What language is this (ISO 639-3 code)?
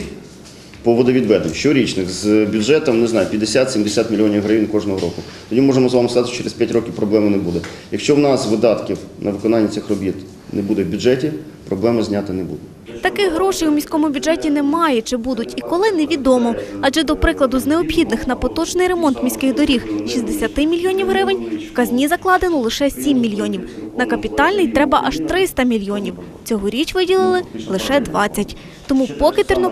ukr